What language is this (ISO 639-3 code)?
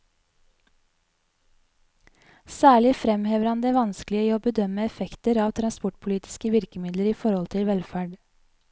nor